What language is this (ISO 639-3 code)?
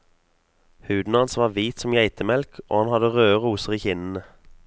nor